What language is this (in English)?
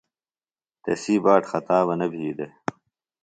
Phalura